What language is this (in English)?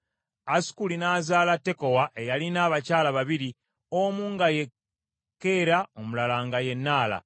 Ganda